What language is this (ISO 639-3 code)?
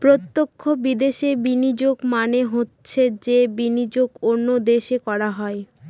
ben